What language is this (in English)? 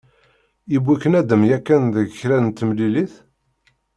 Kabyle